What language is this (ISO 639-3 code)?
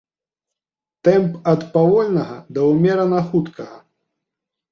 bel